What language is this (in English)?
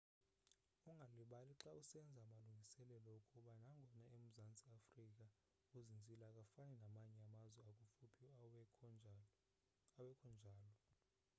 Xhosa